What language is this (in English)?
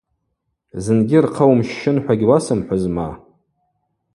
Abaza